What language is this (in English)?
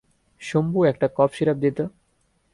Bangla